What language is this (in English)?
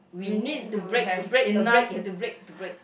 English